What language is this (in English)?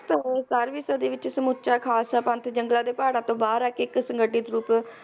Punjabi